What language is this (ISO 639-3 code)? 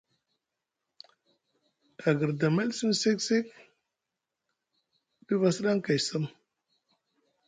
mug